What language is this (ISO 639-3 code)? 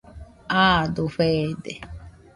hux